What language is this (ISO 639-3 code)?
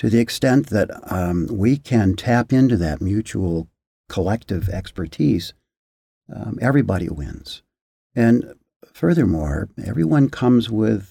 eng